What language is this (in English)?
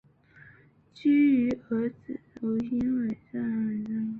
Chinese